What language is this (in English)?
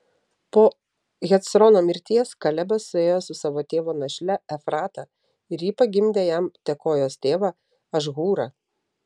Lithuanian